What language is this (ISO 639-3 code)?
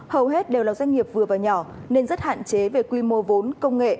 vie